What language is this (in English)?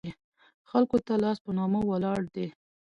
Pashto